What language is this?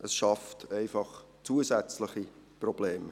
Swiss German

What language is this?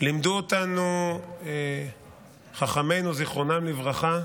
Hebrew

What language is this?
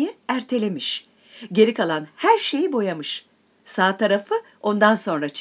Turkish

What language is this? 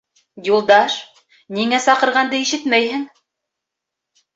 Bashkir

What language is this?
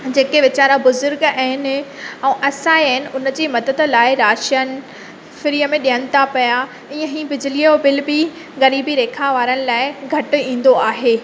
Sindhi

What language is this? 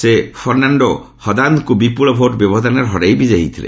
Odia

